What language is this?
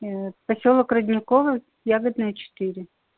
Russian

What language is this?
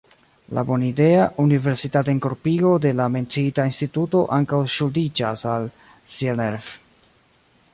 Esperanto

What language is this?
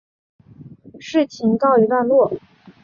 Chinese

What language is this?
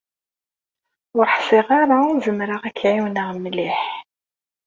Kabyle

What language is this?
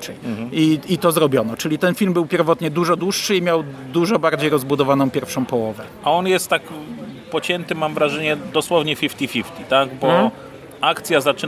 Polish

